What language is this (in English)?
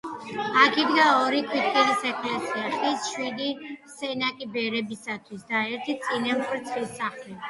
Georgian